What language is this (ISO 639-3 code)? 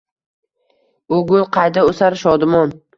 uzb